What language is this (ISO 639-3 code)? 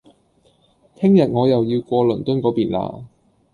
yue